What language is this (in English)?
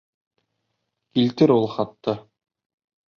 Bashkir